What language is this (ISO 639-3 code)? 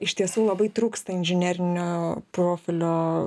lit